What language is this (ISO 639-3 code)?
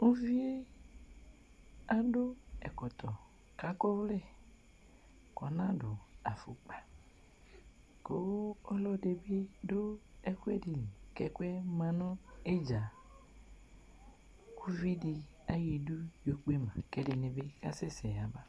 kpo